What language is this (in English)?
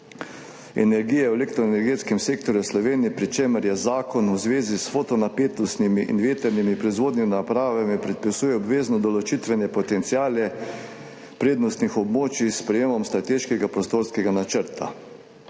Slovenian